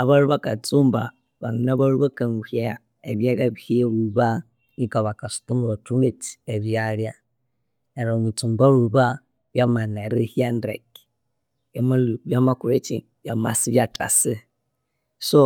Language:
Konzo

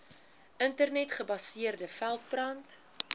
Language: Afrikaans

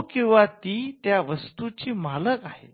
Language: Marathi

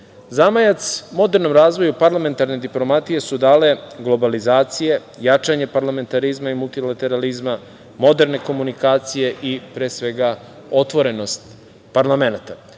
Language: Serbian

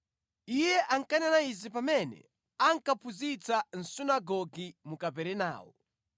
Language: Nyanja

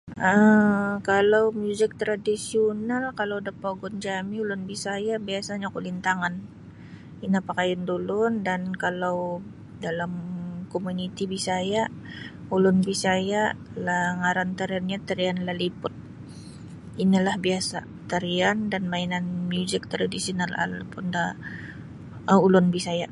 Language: Sabah Bisaya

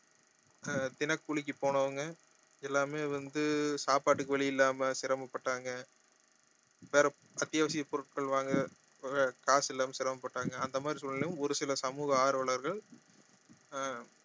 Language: Tamil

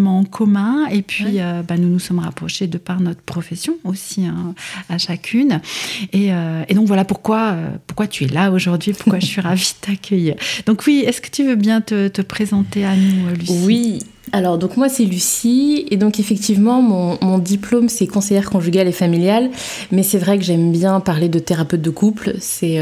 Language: French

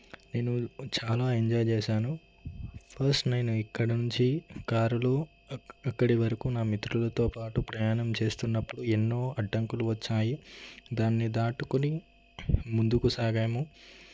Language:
Telugu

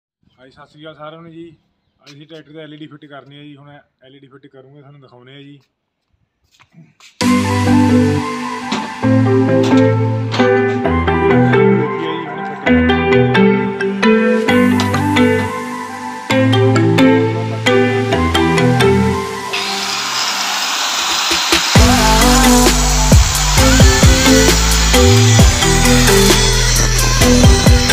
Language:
Vietnamese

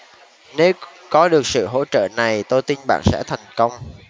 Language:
Vietnamese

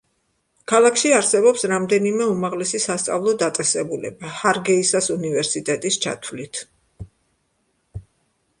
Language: Georgian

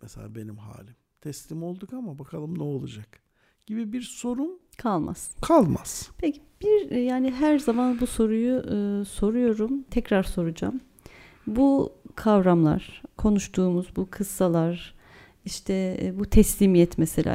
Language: Turkish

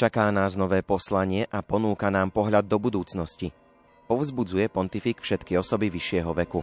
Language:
Slovak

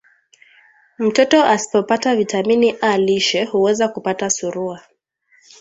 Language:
Swahili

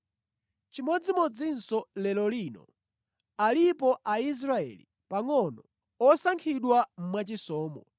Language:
Nyanja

